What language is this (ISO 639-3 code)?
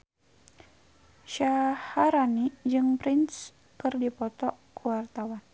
sun